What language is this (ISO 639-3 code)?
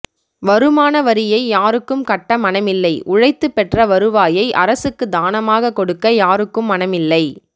tam